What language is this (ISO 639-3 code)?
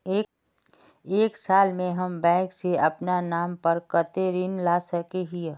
mag